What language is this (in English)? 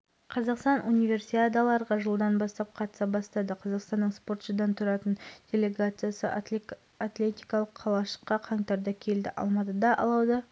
Kazakh